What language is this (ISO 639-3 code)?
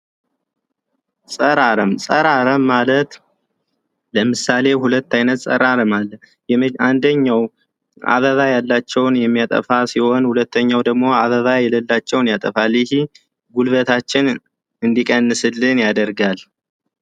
amh